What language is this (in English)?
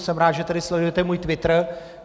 Czech